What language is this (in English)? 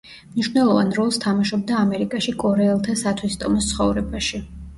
Georgian